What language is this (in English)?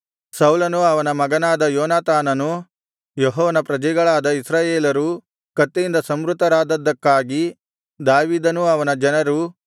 Kannada